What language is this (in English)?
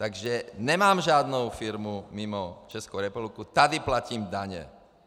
Czech